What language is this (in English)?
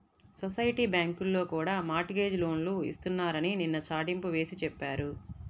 Telugu